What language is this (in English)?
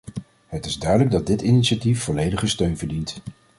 Dutch